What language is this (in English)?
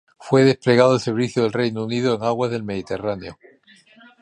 Spanish